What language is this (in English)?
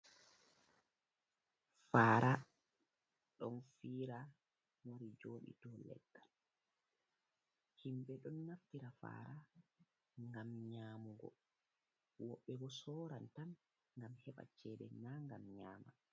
Fula